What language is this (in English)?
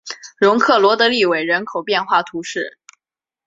Chinese